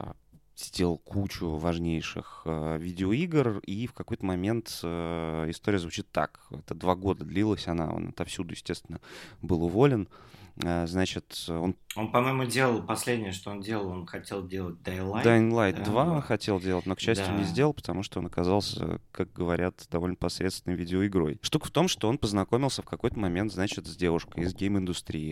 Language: Russian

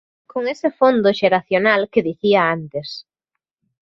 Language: Galician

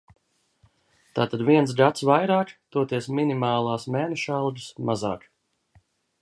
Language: Latvian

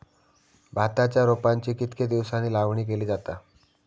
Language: Marathi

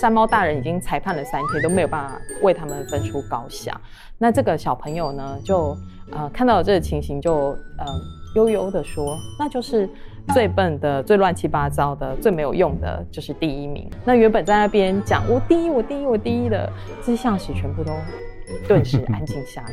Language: Chinese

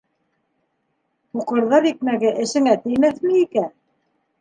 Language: Bashkir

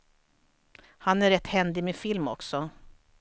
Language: Swedish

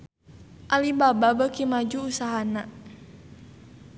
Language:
Sundanese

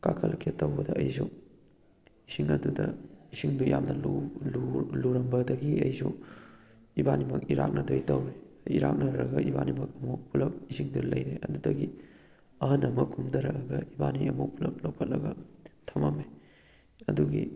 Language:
Manipuri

